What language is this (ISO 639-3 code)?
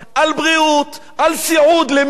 heb